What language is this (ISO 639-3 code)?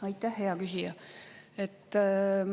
est